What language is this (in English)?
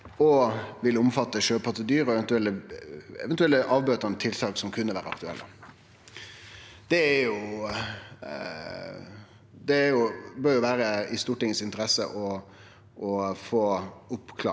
Norwegian